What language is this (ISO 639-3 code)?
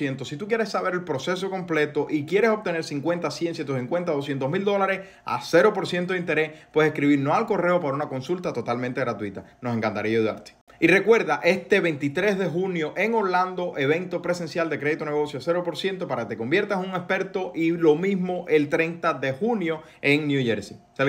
spa